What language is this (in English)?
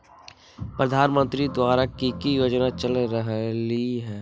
Magahi